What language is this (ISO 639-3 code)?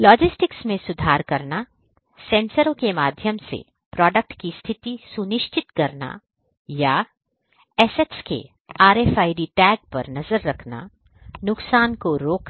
hin